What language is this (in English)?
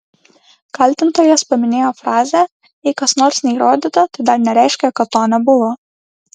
Lithuanian